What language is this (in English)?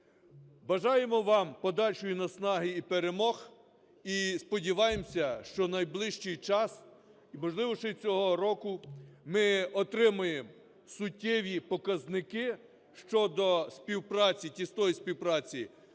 Ukrainian